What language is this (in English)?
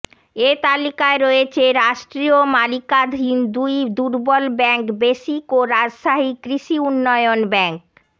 Bangla